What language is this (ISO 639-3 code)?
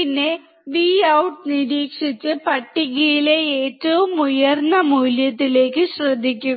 mal